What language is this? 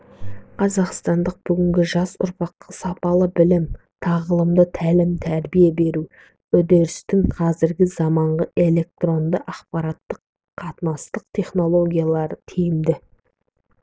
Kazakh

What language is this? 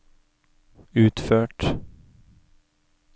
Norwegian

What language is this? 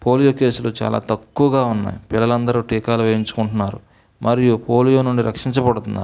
Telugu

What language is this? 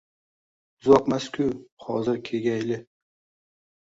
Uzbek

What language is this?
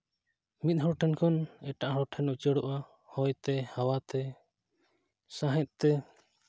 Santali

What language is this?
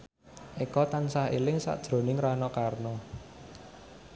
Javanese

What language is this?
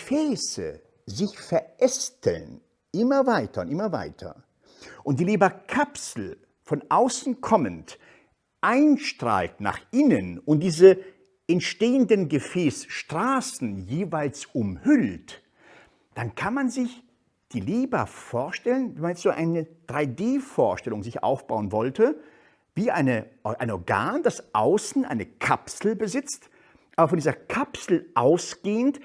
German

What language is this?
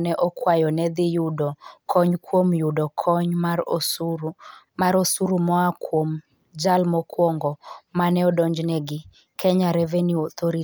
Luo (Kenya and Tanzania)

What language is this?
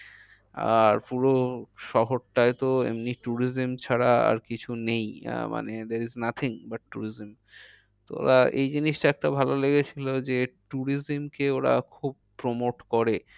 Bangla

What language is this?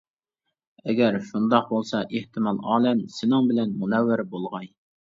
Uyghur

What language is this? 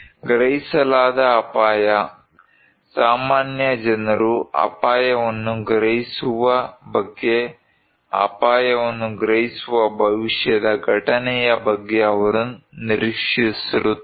Kannada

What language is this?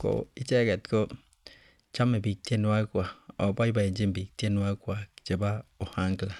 Kalenjin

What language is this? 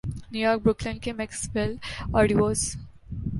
Urdu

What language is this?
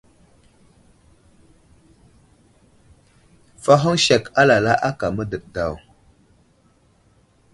Wuzlam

